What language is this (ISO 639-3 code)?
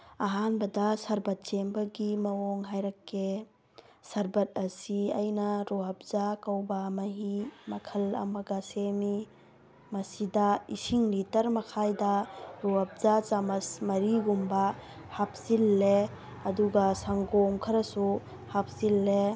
mni